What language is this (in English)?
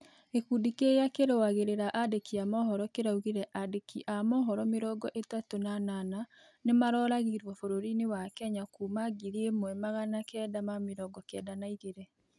Kikuyu